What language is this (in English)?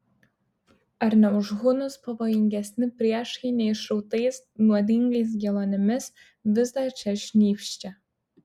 Lithuanian